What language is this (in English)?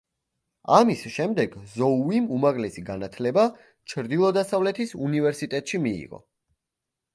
Georgian